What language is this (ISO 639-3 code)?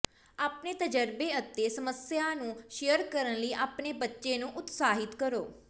pan